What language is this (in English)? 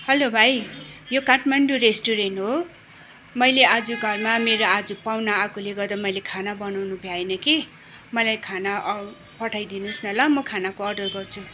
Nepali